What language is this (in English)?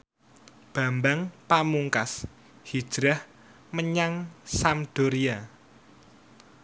Javanese